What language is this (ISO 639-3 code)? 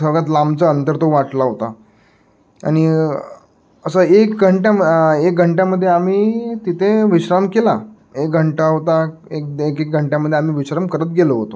mar